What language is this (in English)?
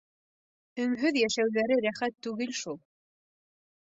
Bashkir